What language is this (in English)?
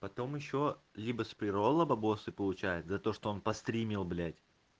Russian